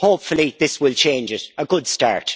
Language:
English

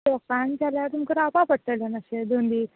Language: Konkani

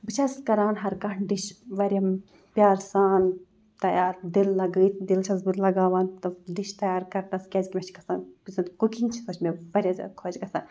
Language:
Kashmiri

